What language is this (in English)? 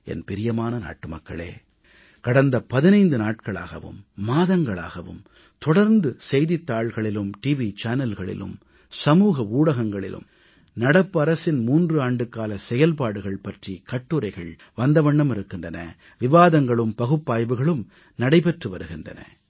Tamil